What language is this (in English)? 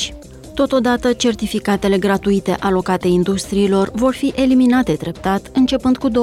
Romanian